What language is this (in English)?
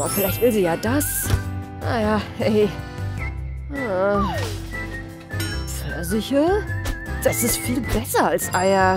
German